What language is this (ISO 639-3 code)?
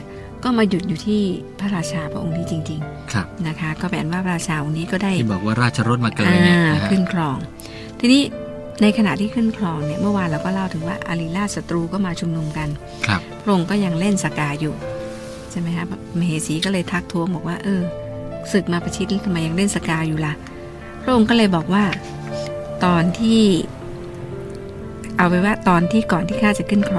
tha